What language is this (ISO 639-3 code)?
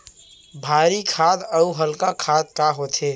hne